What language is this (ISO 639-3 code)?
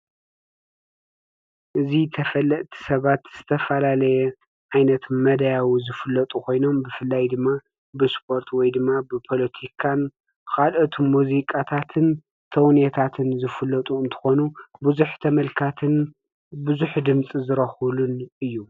tir